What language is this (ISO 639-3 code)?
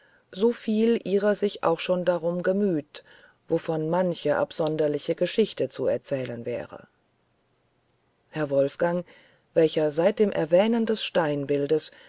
deu